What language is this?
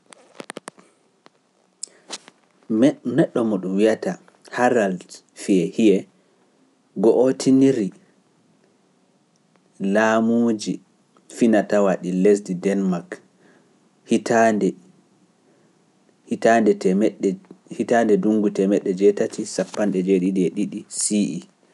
Pular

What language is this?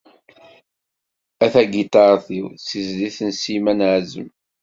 Kabyle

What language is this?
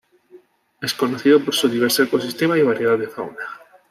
Spanish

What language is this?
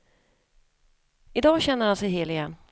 Swedish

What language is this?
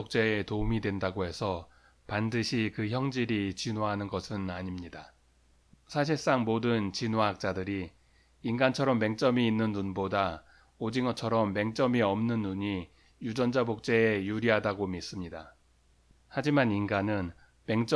Korean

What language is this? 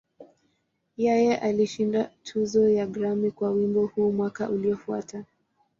Swahili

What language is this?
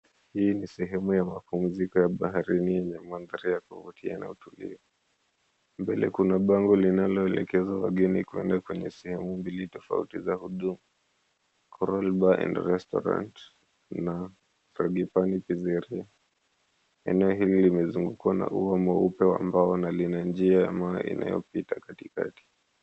Swahili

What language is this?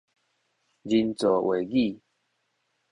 Min Nan Chinese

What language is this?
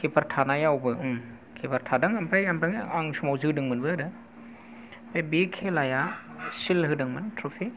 Bodo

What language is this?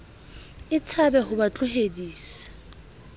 Southern Sotho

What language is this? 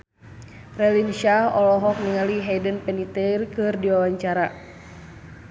Sundanese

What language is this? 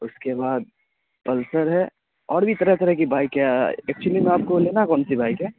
Urdu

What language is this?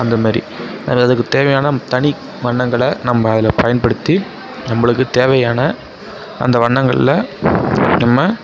Tamil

